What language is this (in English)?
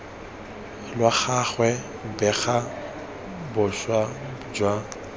Tswana